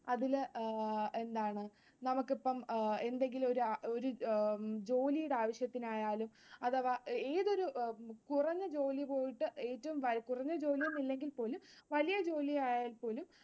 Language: Malayalam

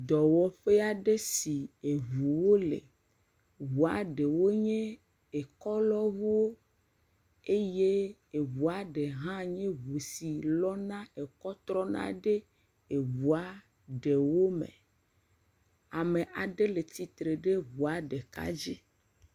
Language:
Ewe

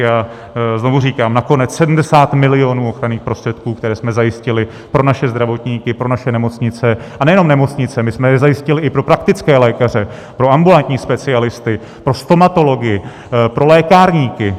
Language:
Czech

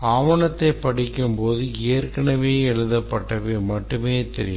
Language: Tamil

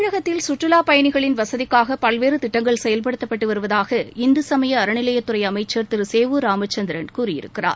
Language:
Tamil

